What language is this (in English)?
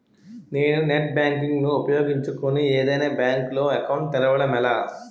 Telugu